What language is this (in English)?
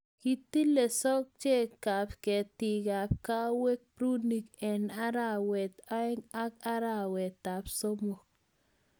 Kalenjin